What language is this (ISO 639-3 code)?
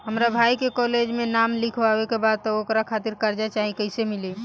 bho